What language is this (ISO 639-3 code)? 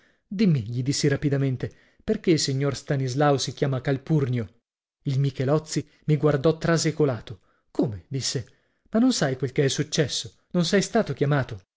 ita